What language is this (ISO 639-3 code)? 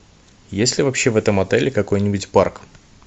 rus